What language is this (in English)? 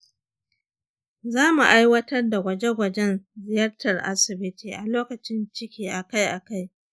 Hausa